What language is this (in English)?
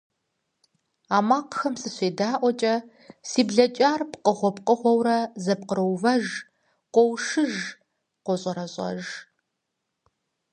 Kabardian